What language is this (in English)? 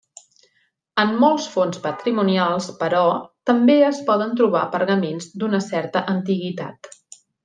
Catalan